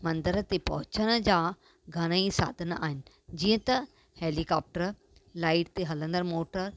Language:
Sindhi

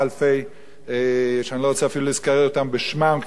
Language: Hebrew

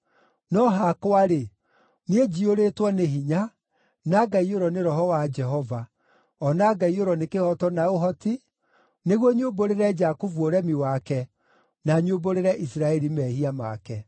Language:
Kikuyu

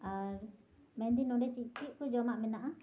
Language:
Santali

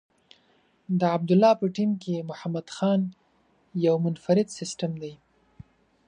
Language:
Pashto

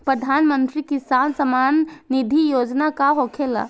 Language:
Bhojpuri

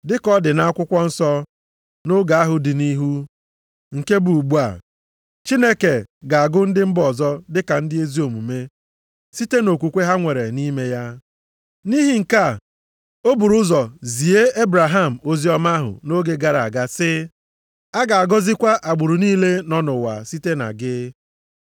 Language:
Igbo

